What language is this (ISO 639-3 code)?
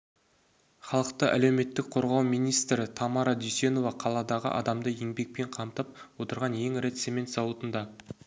kaz